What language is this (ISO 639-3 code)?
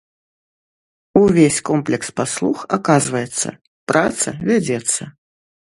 bel